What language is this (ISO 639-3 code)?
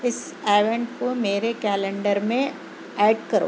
urd